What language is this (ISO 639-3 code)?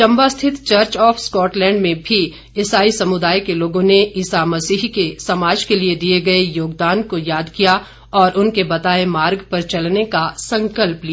hin